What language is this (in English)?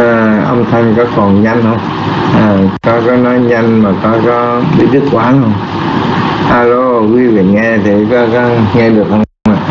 Vietnamese